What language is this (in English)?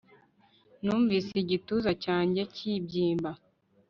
Kinyarwanda